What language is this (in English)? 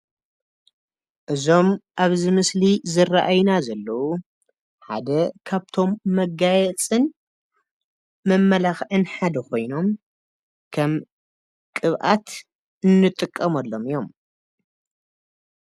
Tigrinya